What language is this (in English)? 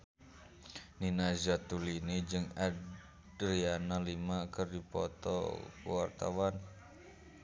Sundanese